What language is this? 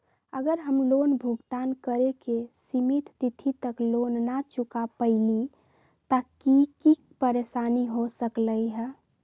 Magahi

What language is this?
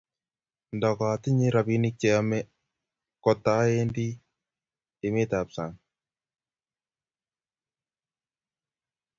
Kalenjin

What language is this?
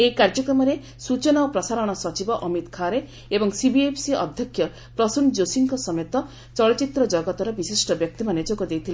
Odia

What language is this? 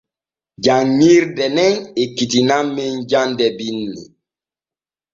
Borgu Fulfulde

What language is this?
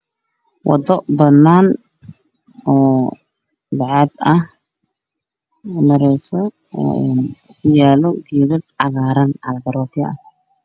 Somali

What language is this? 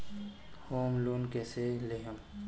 Bhojpuri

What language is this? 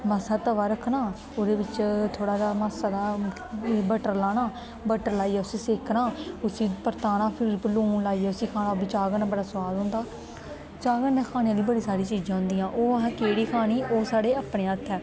Dogri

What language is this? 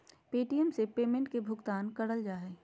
Magahi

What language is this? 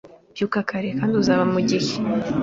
Kinyarwanda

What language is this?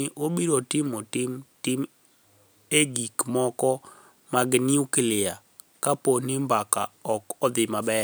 Luo (Kenya and Tanzania)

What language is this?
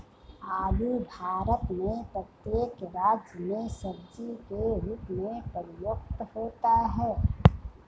Hindi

